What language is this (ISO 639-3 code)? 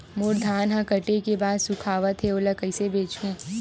hne